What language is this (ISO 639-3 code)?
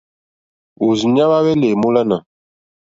bri